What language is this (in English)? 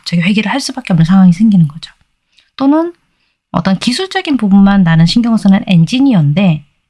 Korean